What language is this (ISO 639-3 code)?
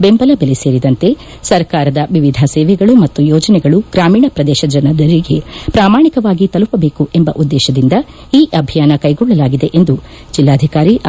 kan